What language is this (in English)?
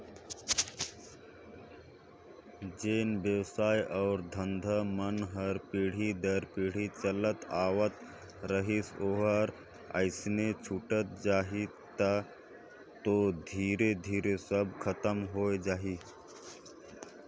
Chhattisgarhi